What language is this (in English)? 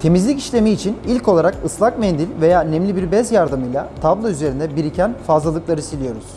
Turkish